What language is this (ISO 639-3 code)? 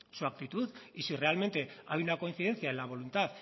spa